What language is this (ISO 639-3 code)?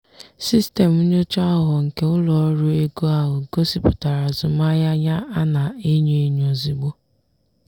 ibo